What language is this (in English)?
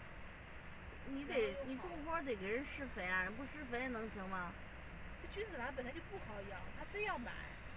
Chinese